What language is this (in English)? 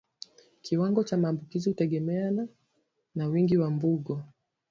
Swahili